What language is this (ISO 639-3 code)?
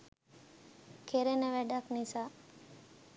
sin